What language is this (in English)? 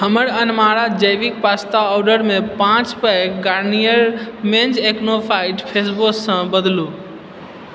Maithili